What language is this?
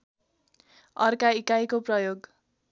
Nepali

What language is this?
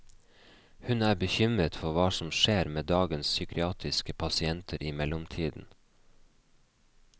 Norwegian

